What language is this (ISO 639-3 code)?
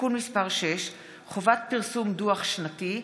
heb